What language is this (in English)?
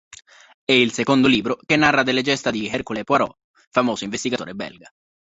Italian